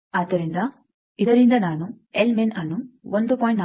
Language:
Kannada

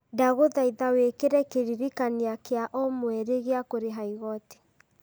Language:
Kikuyu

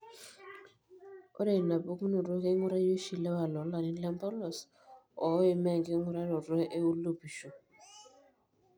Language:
Masai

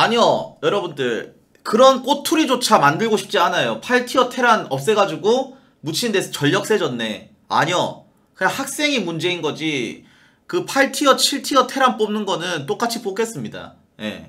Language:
Korean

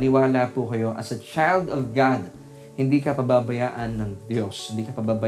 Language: Filipino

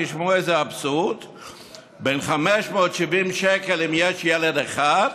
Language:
Hebrew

